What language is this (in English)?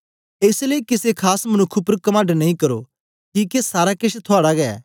Dogri